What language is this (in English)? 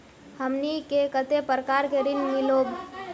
Magahi